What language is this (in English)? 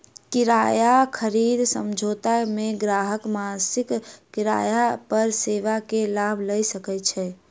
Maithili